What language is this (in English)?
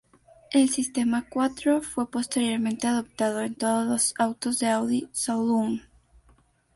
Spanish